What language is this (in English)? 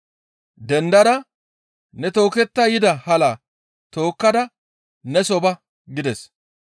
Gamo